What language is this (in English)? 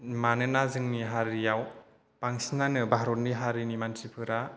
Bodo